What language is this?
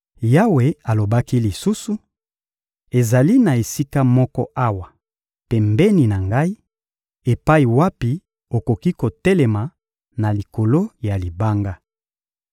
Lingala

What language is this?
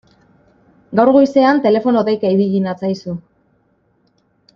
Basque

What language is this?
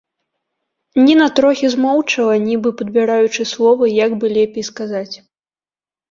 Belarusian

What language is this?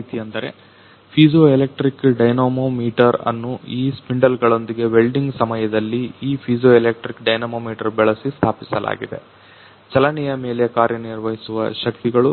Kannada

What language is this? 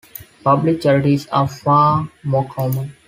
English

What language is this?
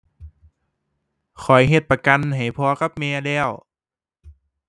Thai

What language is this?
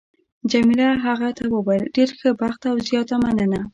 Pashto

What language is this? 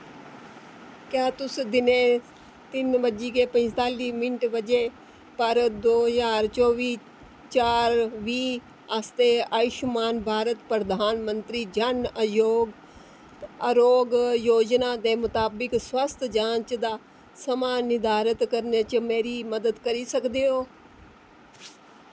Dogri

